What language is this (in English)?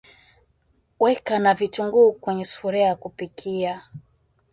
Swahili